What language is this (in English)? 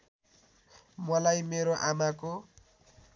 Nepali